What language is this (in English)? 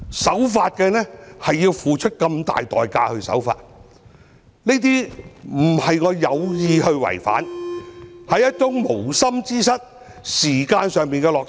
Cantonese